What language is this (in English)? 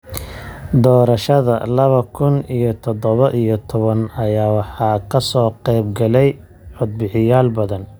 Somali